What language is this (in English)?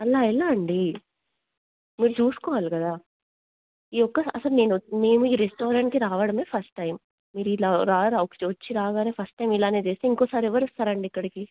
Telugu